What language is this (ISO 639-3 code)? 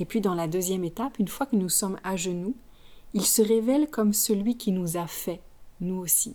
fra